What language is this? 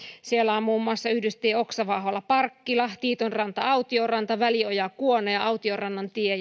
Finnish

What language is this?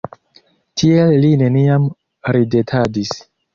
Esperanto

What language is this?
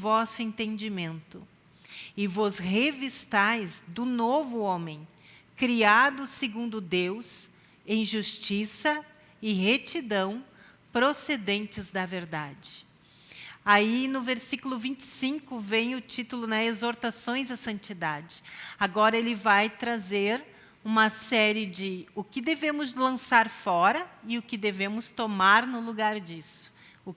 Portuguese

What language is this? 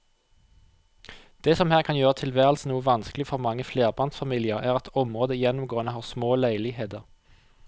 Norwegian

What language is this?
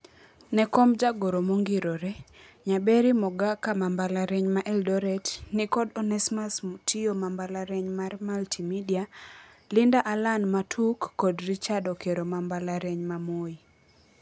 Luo (Kenya and Tanzania)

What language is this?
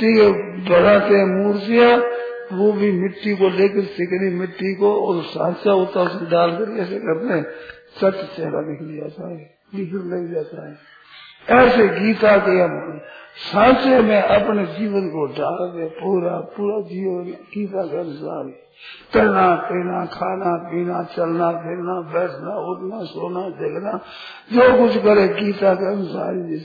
Hindi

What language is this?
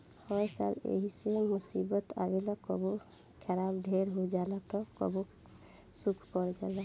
Bhojpuri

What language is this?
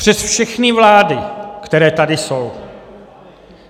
Czech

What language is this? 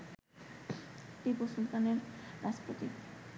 Bangla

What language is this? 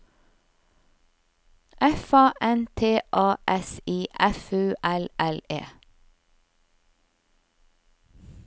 Norwegian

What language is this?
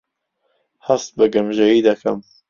Central Kurdish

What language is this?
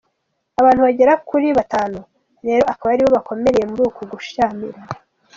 Kinyarwanda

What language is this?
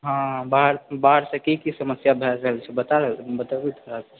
Maithili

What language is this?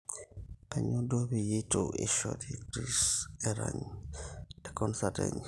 Masai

